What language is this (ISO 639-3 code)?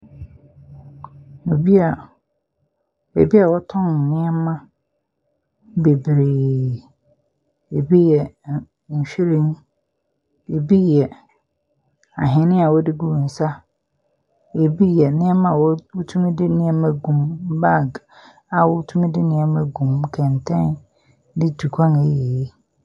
aka